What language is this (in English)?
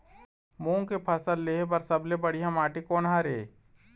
Chhattisgarhi